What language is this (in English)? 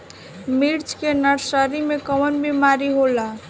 Bhojpuri